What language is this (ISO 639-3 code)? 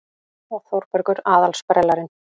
isl